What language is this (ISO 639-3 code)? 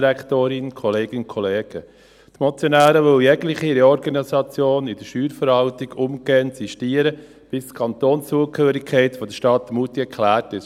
gsw